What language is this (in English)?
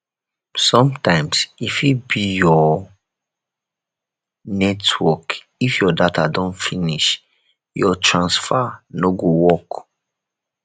Nigerian Pidgin